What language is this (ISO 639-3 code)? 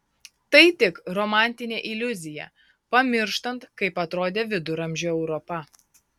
lit